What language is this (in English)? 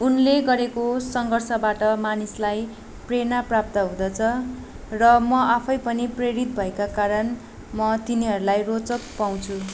Nepali